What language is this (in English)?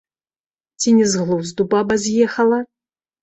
Belarusian